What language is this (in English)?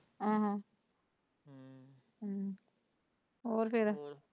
Punjabi